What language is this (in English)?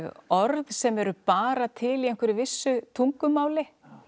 Icelandic